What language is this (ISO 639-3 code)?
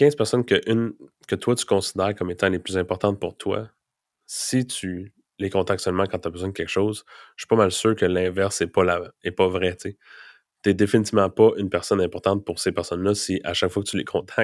fra